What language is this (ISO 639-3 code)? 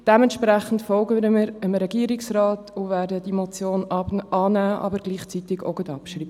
gsw